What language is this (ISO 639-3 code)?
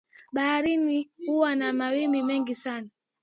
swa